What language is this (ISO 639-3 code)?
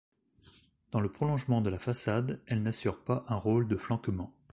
fra